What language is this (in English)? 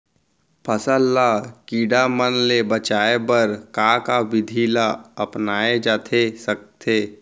Chhattisgarhi